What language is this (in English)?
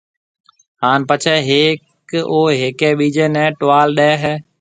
Marwari (Pakistan)